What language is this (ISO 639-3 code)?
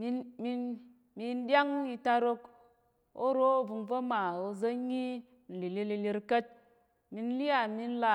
yer